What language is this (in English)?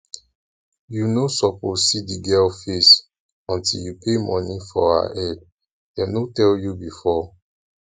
Nigerian Pidgin